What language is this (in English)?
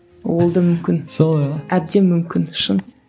Kazakh